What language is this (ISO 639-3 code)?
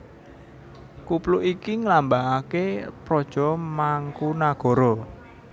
jav